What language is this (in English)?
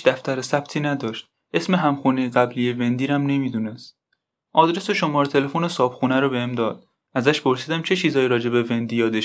Persian